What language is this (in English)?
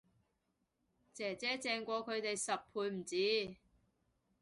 Cantonese